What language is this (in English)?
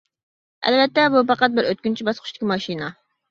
Uyghur